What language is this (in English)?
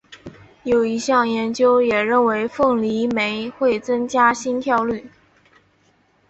Chinese